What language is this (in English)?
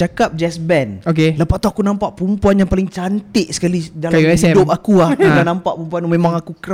Malay